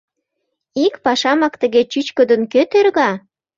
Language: Mari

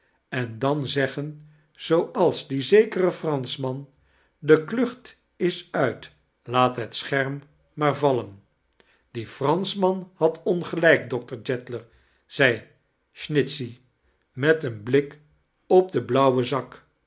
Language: Dutch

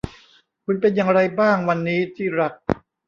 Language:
Thai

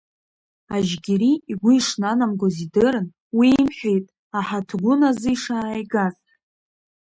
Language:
Abkhazian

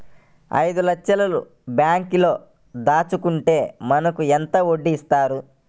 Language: Telugu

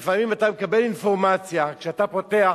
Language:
Hebrew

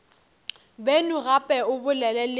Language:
Northern Sotho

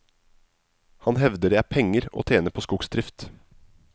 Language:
Norwegian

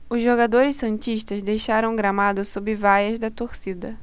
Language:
Portuguese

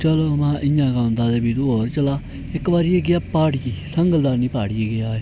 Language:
Dogri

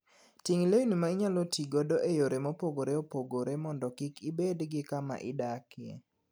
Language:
Luo (Kenya and Tanzania)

